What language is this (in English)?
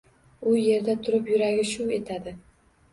Uzbek